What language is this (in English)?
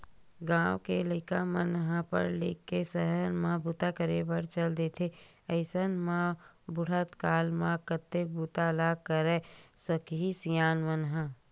Chhattisgarhi